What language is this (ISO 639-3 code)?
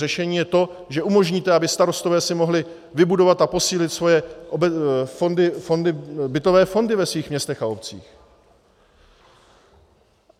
ces